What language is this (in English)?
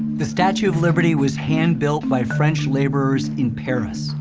English